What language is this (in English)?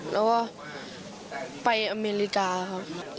Thai